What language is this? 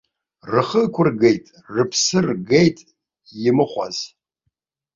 Abkhazian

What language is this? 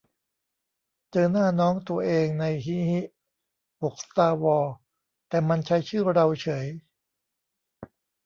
Thai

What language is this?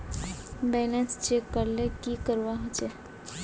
Magahi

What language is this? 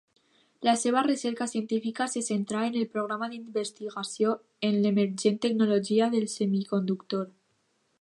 Catalan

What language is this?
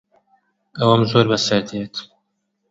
Central Kurdish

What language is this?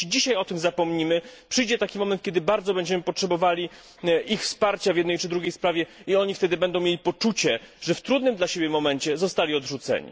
Polish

